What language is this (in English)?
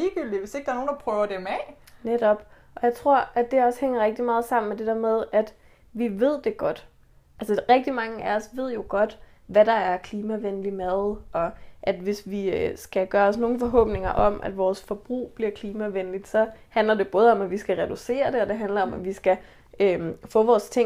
Danish